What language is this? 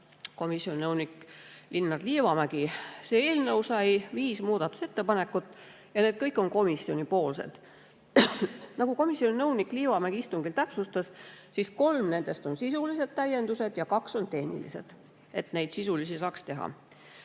Estonian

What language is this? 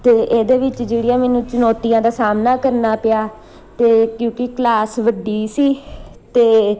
Punjabi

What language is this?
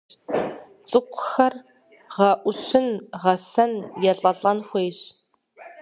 Kabardian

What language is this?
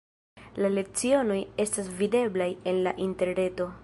Esperanto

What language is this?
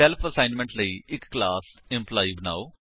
Punjabi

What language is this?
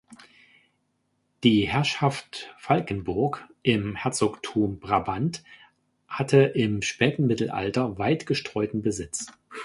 German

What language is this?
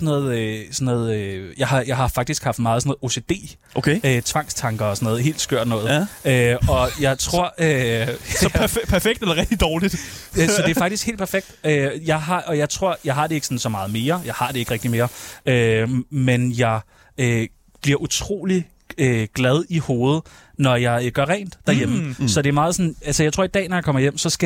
Danish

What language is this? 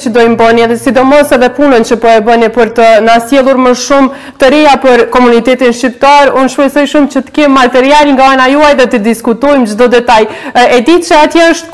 Romanian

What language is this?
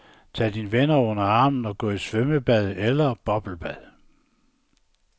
Danish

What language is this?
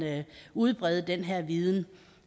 Danish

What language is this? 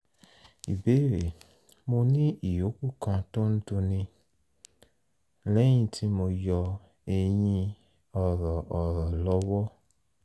Yoruba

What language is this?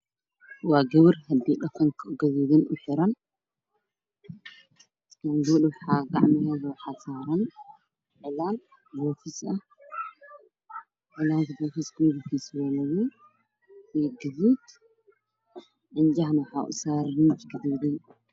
Somali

